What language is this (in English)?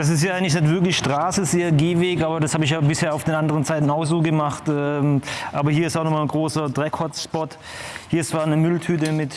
German